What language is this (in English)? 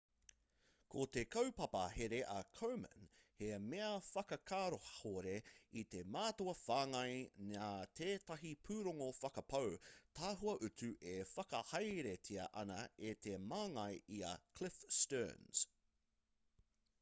Māori